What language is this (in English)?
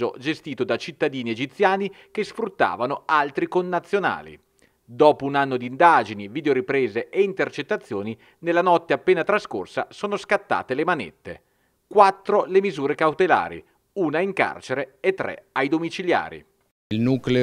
Italian